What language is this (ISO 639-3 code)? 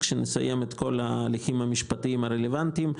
heb